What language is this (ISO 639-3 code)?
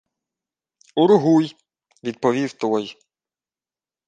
ukr